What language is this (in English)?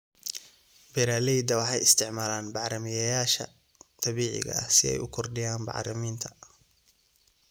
Somali